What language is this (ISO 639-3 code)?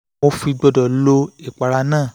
yor